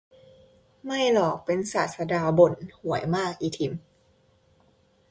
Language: Thai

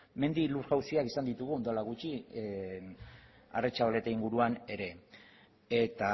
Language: Basque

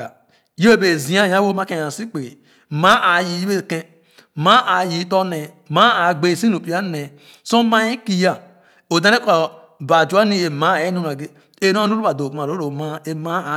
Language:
Khana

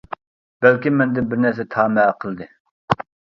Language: Uyghur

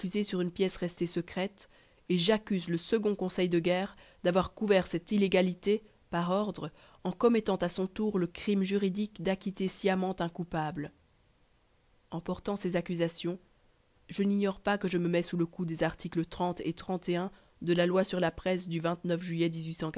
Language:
French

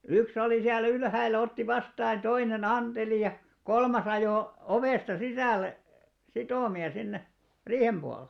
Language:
Finnish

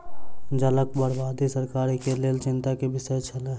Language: Maithili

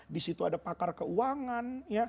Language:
Indonesian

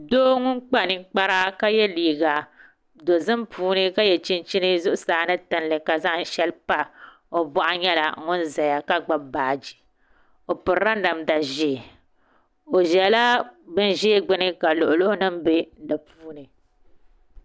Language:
Dagbani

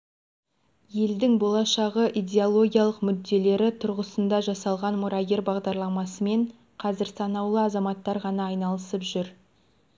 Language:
Kazakh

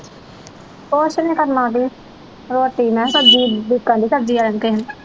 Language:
Punjabi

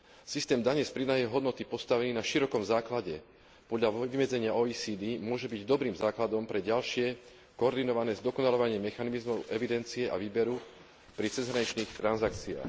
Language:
Slovak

